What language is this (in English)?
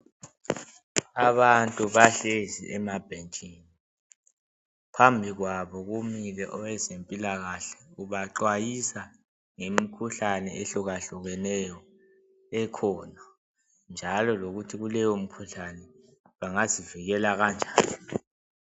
North Ndebele